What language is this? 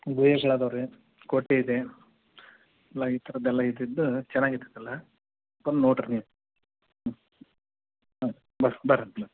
Kannada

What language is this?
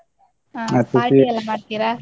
Kannada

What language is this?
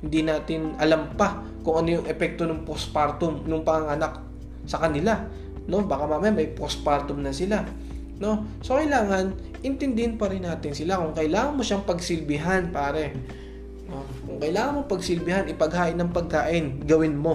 Filipino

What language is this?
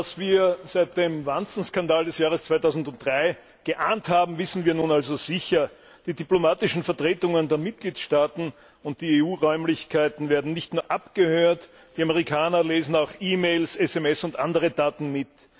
German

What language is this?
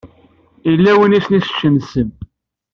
Kabyle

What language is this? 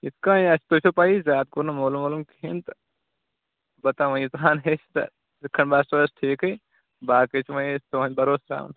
Kashmiri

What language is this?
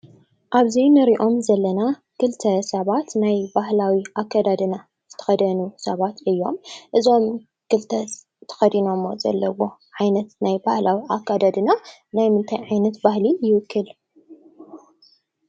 Tigrinya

